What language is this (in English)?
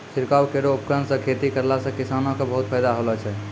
Maithili